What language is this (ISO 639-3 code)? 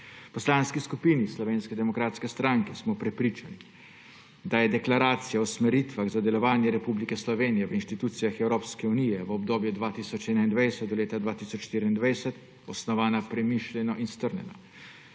slv